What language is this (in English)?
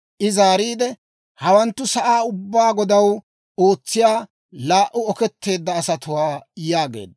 Dawro